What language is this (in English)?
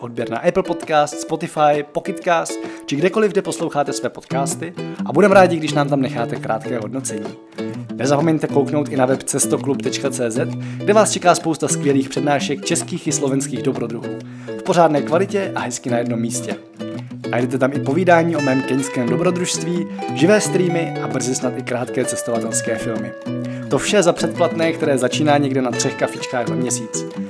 Czech